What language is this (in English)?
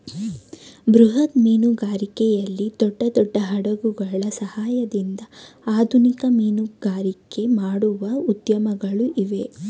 Kannada